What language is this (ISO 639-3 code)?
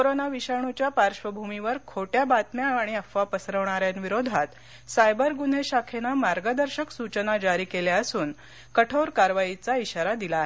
mar